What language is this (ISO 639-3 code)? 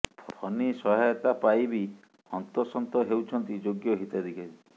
ori